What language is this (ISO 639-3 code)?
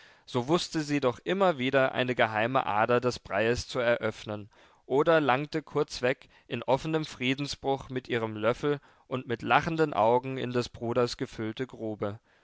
deu